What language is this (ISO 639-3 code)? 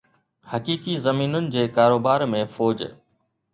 snd